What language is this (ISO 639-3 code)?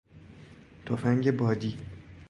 fas